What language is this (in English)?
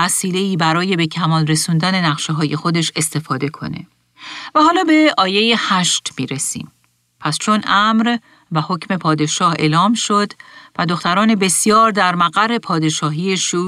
Persian